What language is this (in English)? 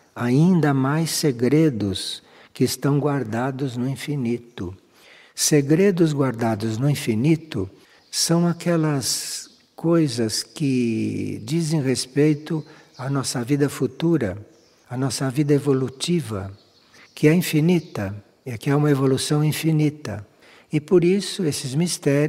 Portuguese